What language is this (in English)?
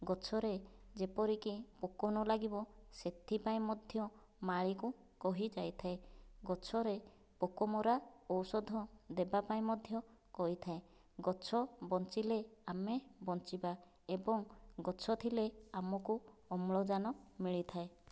Odia